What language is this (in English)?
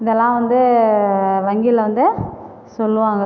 Tamil